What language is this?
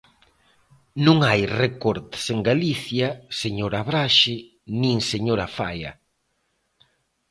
Galician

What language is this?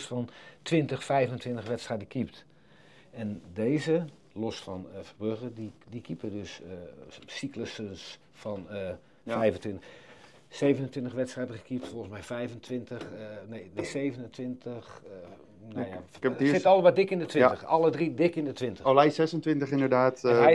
Dutch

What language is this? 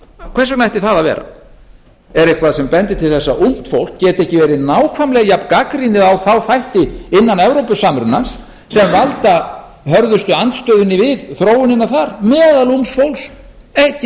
Icelandic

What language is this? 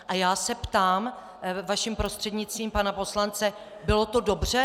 Czech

